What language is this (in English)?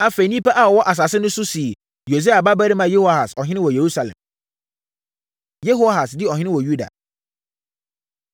Akan